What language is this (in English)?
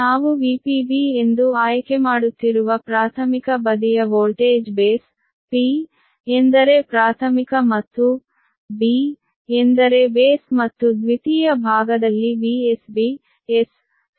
Kannada